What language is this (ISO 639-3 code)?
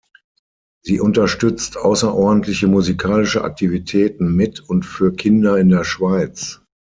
deu